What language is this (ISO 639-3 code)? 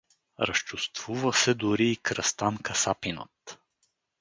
bul